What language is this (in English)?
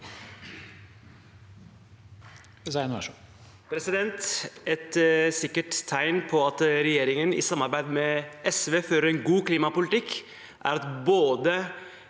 Norwegian